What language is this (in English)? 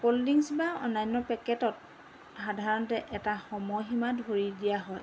Assamese